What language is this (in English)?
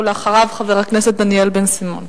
Hebrew